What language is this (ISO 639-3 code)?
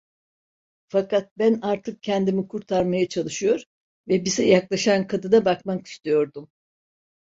tur